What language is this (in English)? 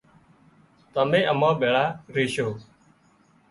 Wadiyara Koli